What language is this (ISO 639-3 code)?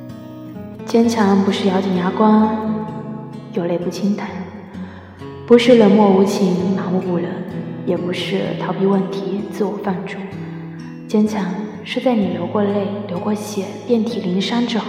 zho